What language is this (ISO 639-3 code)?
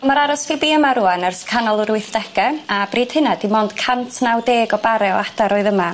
cym